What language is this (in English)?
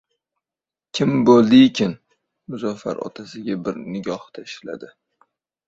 Uzbek